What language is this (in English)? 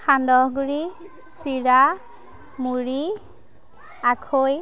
Assamese